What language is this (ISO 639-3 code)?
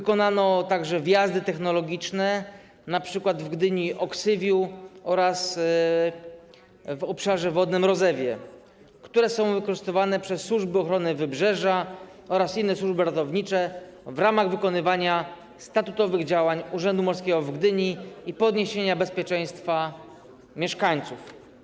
pol